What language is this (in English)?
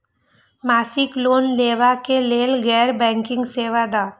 Maithili